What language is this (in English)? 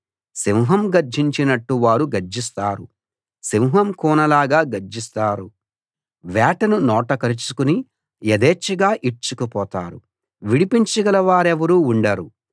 Telugu